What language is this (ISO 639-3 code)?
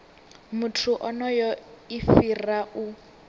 ven